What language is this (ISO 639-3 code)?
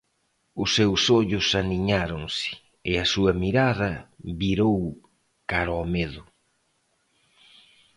glg